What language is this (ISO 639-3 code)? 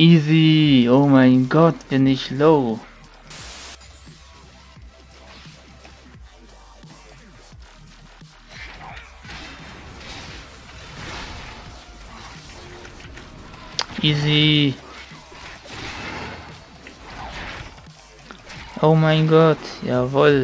deu